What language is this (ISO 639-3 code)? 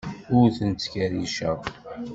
kab